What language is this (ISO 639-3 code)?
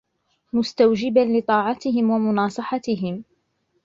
ara